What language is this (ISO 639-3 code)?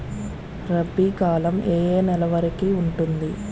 tel